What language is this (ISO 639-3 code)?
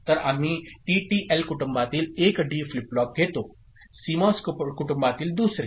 mar